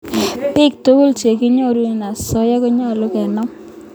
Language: Kalenjin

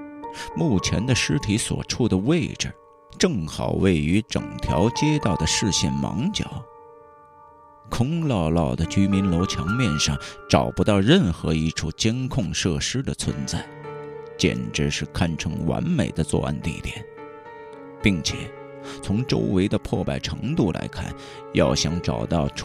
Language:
Chinese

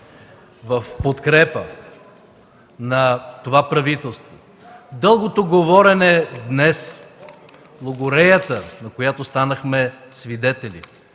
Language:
Bulgarian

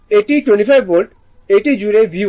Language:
Bangla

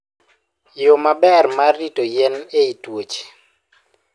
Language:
Luo (Kenya and Tanzania)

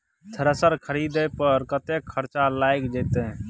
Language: Maithili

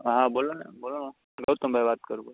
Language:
Gujarati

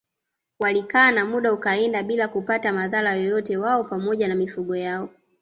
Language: Swahili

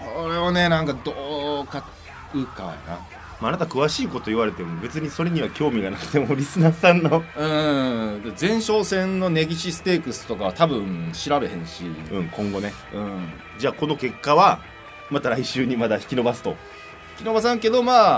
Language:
Japanese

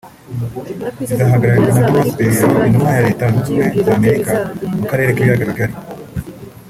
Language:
Kinyarwanda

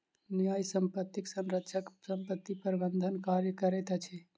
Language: Maithili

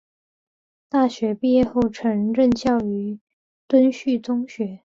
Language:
Chinese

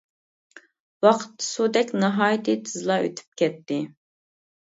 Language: Uyghur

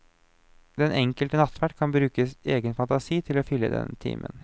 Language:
Norwegian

